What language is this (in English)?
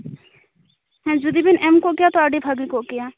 Santali